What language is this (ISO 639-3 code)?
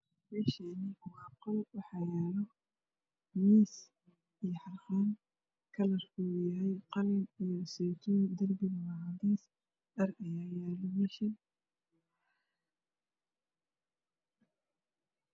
som